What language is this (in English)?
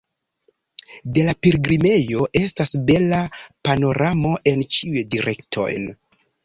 Esperanto